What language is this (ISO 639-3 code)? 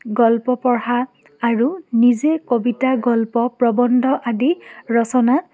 asm